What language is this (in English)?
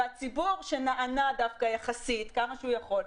Hebrew